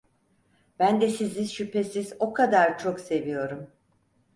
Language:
Turkish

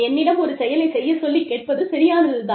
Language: Tamil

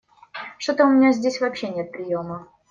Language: Russian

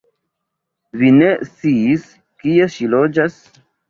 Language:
Esperanto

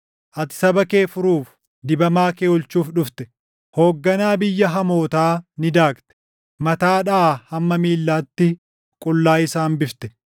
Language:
Oromo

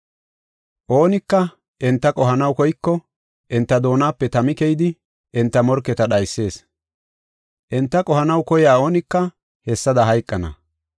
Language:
Gofa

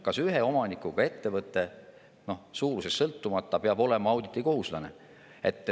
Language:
Estonian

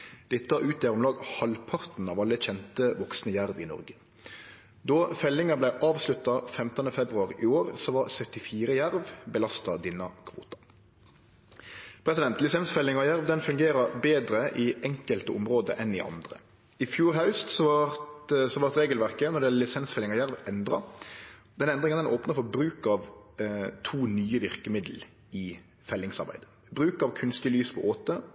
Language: Norwegian Nynorsk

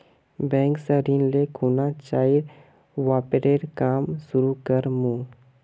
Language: Magahi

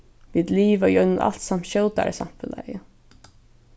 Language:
Faroese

